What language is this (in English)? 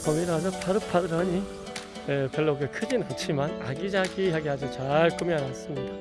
Korean